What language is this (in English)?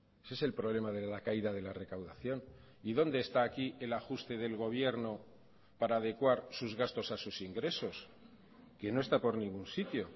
Spanish